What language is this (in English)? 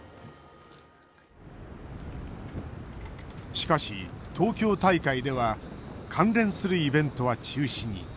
Japanese